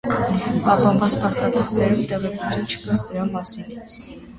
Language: Armenian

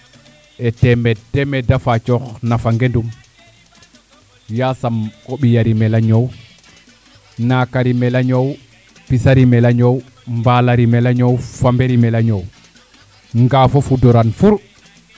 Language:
Serer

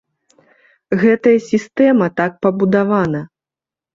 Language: Belarusian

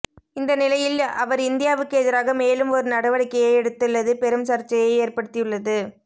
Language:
Tamil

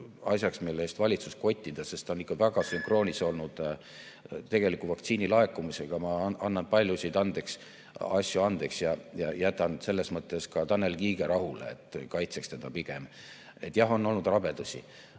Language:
Estonian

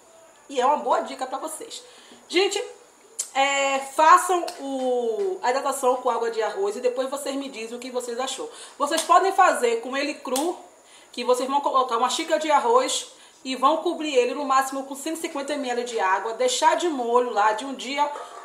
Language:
Portuguese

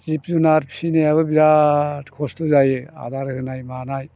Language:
Bodo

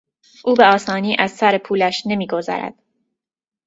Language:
Persian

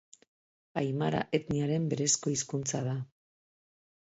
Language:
Basque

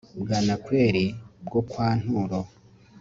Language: Kinyarwanda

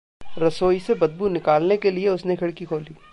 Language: Hindi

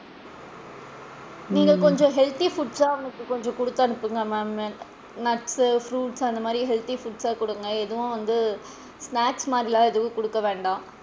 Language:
Tamil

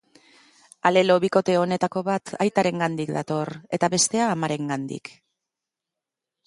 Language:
Basque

